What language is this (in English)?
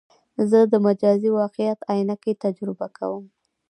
Pashto